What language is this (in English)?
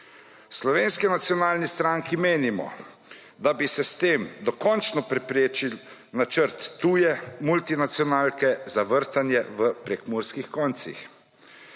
Slovenian